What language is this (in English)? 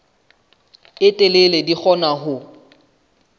Southern Sotho